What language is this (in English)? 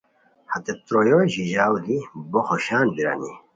Khowar